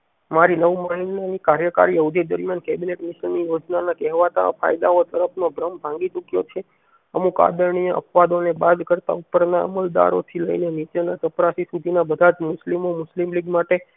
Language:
Gujarati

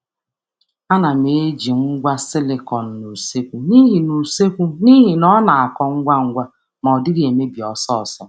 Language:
Igbo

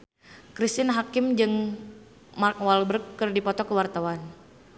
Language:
Sundanese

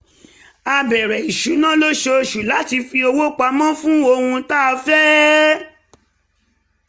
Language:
Yoruba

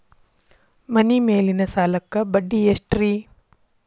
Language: Kannada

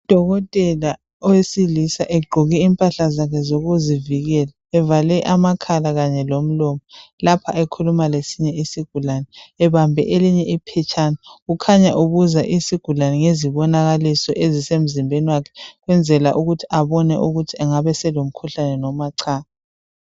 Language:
North Ndebele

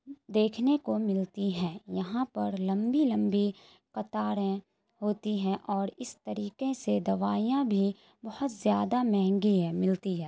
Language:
Urdu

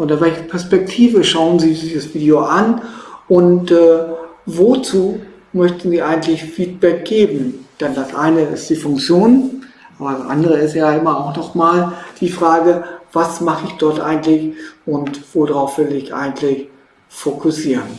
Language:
German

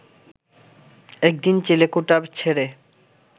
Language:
Bangla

